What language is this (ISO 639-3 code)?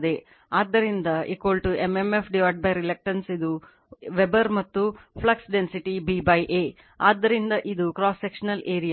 kan